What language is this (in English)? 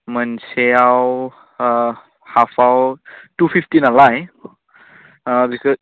Bodo